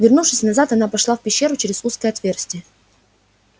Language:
Russian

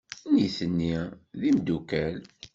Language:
Kabyle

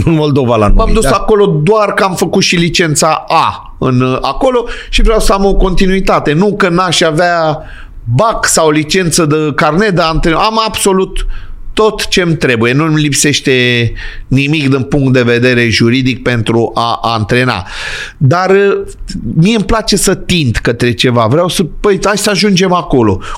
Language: Romanian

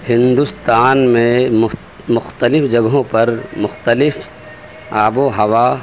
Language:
Urdu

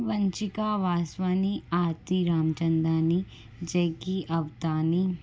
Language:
Sindhi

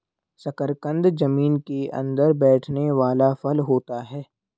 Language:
Hindi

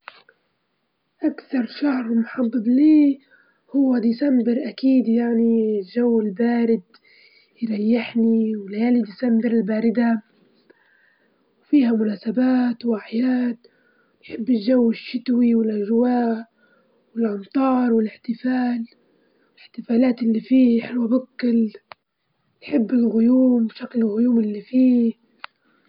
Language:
Libyan Arabic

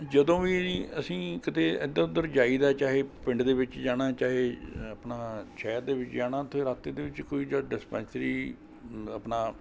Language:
Punjabi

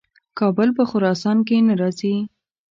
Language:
Pashto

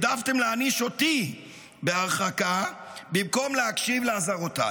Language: Hebrew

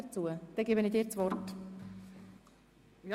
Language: Swiss German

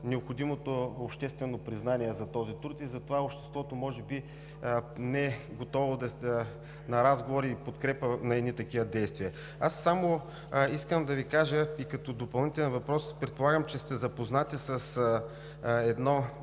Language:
Bulgarian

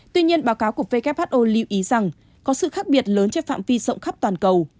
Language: Vietnamese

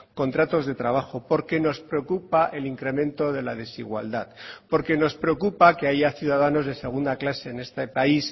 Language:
Spanish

